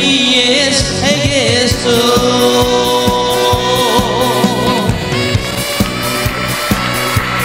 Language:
Korean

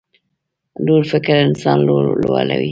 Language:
Pashto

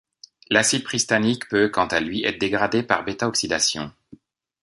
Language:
French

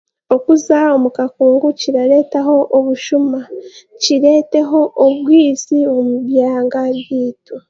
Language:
Chiga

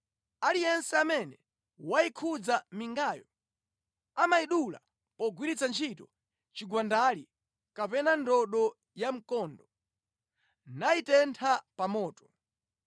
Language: Nyanja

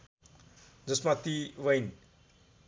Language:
Nepali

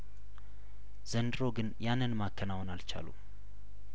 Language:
Amharic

